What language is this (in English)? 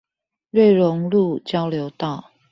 Chinese